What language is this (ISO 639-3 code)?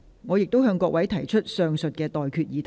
yue